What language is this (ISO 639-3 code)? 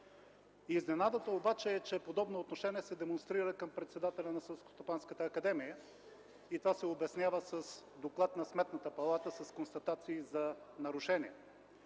bul